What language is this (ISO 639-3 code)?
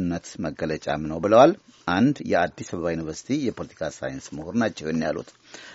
amh